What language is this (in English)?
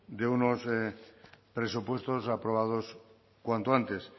Spanish